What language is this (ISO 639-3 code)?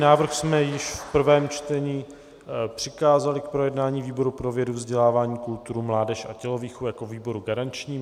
ces